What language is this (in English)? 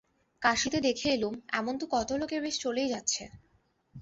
Bangla